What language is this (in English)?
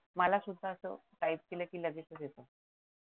Marathi